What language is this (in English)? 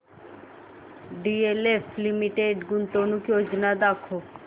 Marathi